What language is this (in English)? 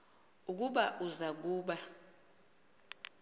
Xhosa